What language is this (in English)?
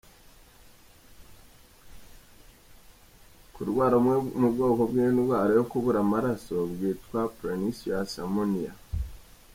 Kinyarwanda